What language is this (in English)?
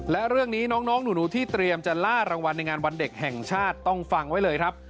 Thai